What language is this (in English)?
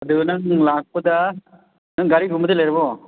Manipuri